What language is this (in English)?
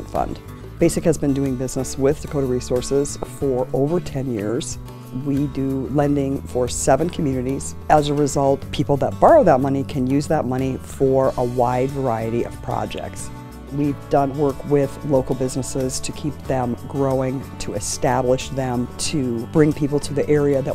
English